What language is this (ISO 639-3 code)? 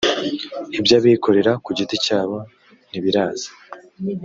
kin